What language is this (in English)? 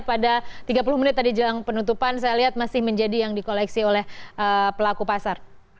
Indonesian